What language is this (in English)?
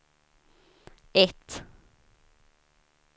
Swedish